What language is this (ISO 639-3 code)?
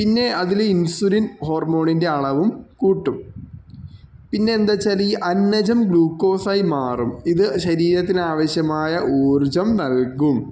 mal